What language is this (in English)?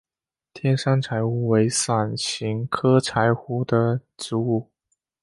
Chinese